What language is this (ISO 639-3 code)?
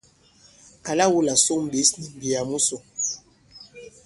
abb